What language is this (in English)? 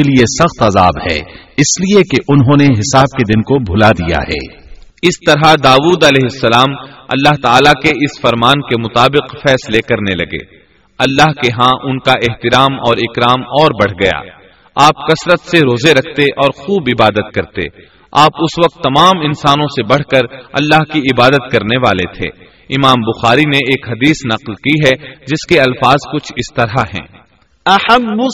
Urdu